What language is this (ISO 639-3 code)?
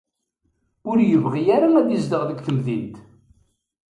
kab